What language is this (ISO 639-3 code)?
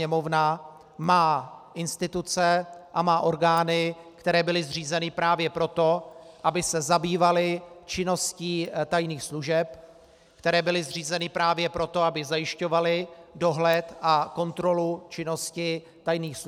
ces